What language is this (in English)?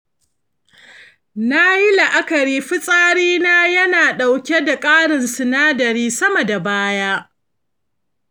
Hausa